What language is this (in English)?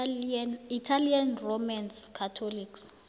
South Ndebele